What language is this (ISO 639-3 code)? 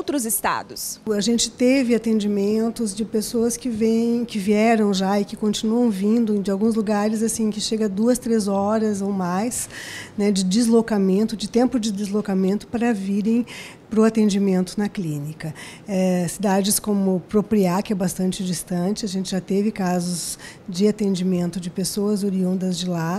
por